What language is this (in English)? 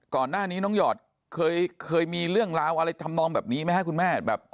Thai